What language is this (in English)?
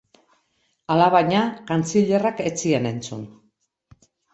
Basque